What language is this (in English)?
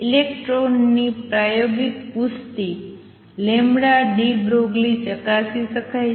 Gujarati